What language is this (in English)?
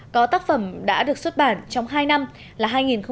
Vietnamese